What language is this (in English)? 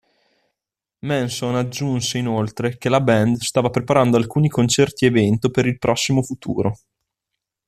Italian